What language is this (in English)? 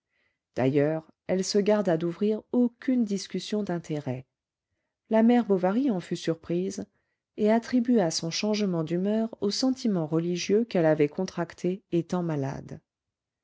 French